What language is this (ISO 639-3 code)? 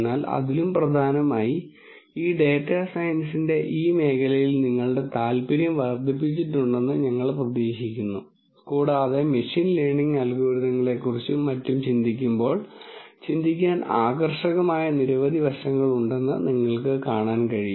mal